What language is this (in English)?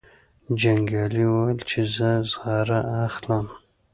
Pashto